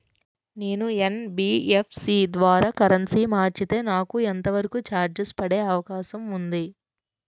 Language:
Telugu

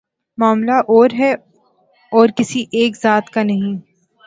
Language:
Urdu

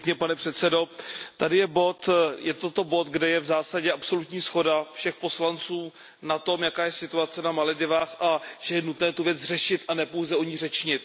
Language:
Czech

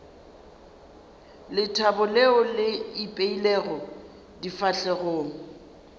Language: Northern Sotho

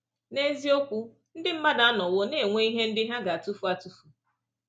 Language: Igbo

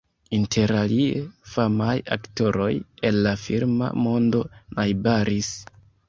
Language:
Esperanto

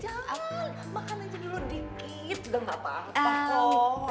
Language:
Indonesian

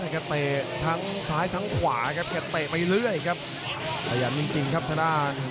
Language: Thai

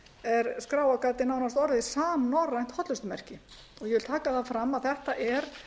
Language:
Icelandic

